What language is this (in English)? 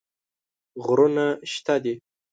Pashto